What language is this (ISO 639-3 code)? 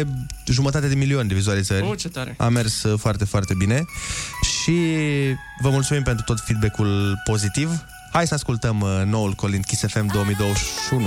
ron